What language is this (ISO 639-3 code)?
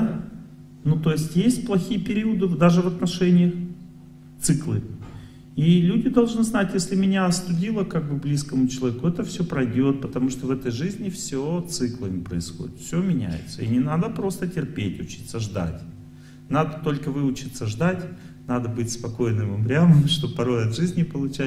rus